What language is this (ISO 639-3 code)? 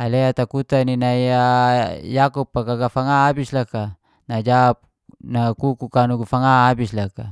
ges